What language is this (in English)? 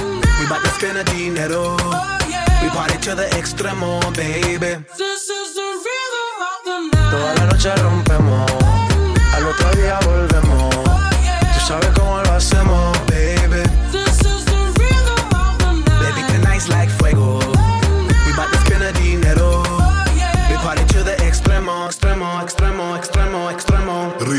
Spanish